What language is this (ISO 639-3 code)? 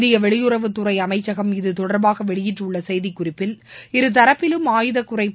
tam